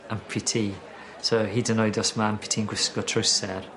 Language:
Welsh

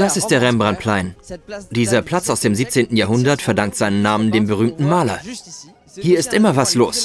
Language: German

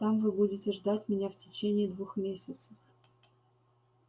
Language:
Russian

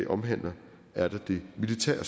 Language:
Danish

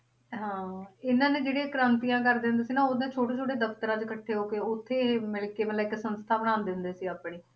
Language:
Punjabi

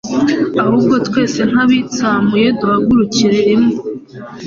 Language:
Kinyarwanda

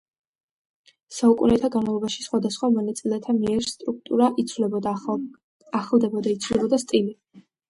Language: Georgian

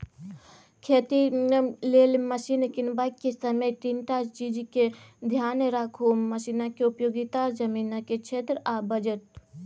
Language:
Maithili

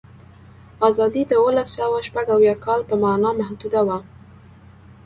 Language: Pashto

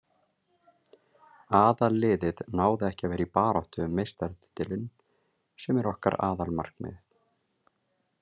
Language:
Icelandic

